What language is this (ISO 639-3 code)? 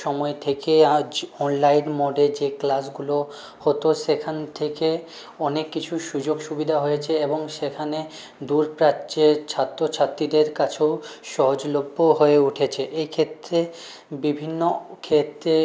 ben